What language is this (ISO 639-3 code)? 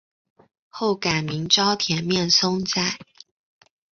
zho